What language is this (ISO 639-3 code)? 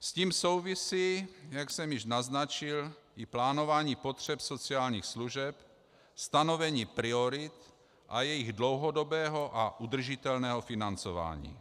ces